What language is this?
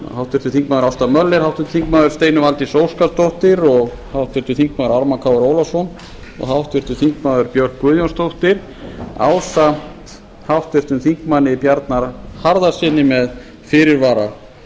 Icelandic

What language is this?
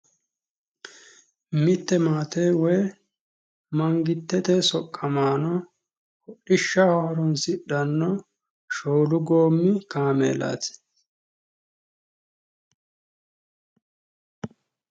Sidamo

